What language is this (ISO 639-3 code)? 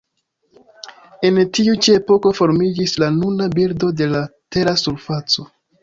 epo